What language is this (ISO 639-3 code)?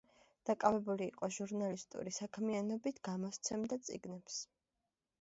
kat